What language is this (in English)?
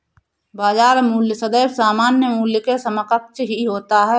Hindi